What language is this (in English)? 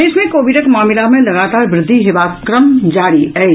Maithili